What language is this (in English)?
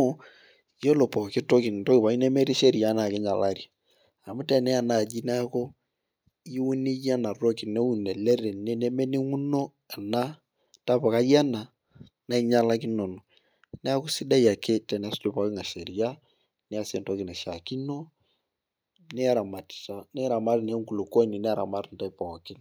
Masai